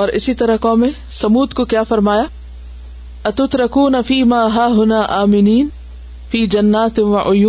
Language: Urdu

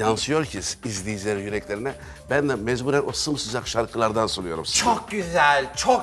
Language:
Turkish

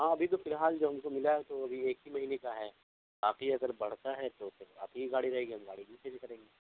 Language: Urdu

